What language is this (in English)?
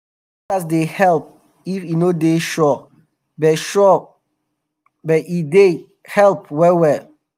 Nigerian Pidgin